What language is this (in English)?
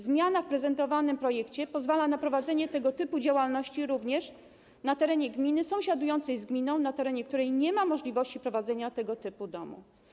Polish